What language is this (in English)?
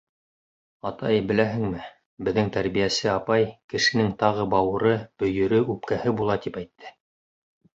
Bashkir